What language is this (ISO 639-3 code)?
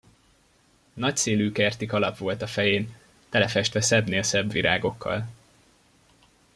hun